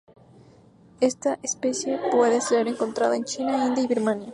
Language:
Spanish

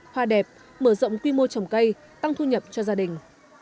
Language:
Vietnamese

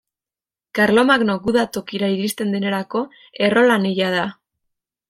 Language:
Basque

